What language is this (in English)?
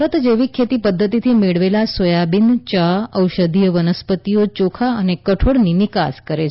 Gujarati